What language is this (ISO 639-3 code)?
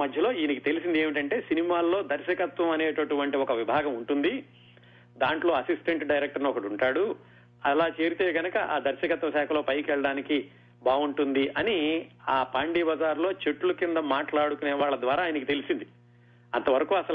tel